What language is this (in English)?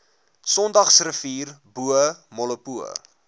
Afrikaans